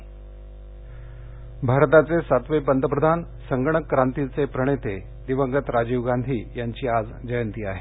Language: Marathi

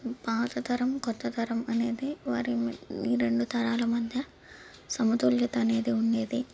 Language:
Telugu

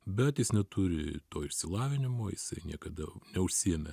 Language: Lithuanian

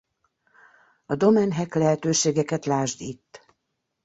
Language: Hungarian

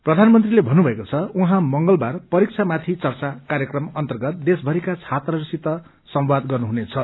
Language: Nepali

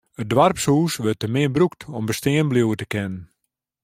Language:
Western Frisian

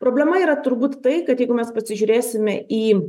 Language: Lithuanian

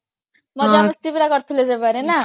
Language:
Odia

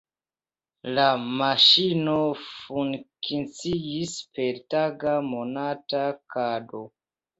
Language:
Esperanto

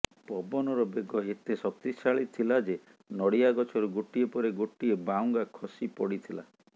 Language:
Odia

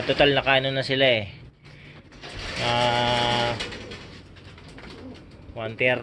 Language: Filipino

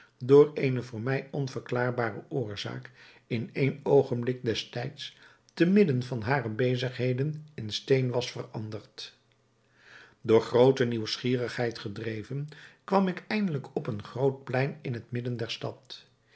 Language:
Dutch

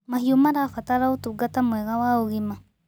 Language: Kikuyu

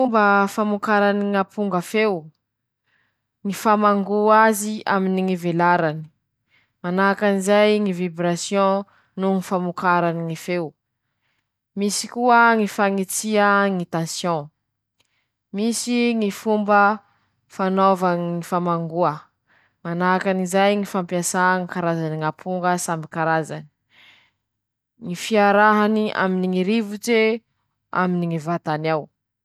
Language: Masikoro Malagasy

